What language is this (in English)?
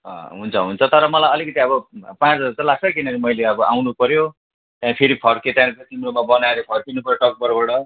Nepali